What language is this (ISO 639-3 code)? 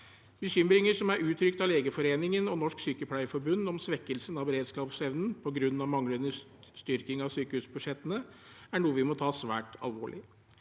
nor